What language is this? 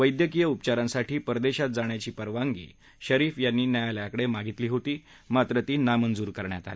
Marathi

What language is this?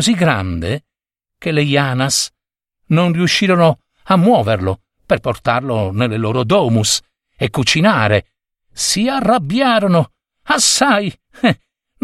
Italian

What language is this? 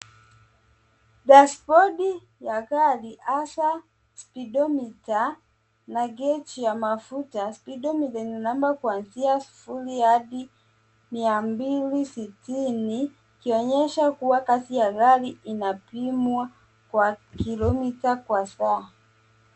Swahili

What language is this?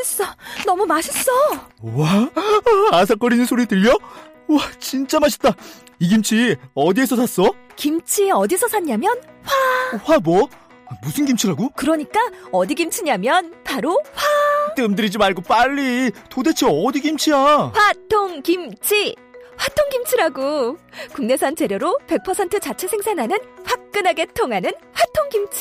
Korean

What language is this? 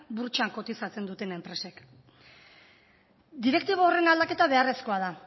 Basque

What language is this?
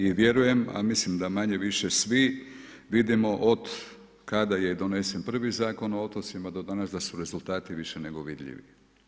Croatian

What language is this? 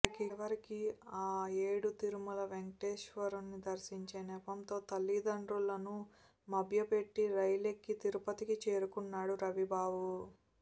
Telugu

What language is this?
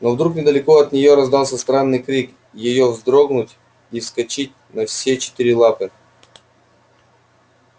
Russian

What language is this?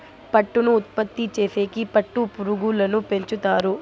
Telugu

